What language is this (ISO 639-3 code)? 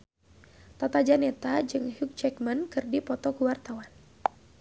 sun